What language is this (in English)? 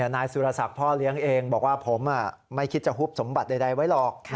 Thai